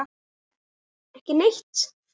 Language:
Icelandic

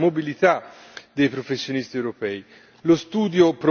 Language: Italian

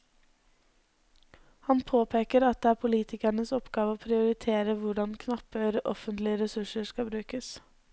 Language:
Norwegian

